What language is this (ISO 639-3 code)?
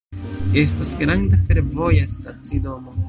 epo